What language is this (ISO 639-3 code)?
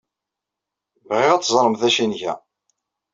kab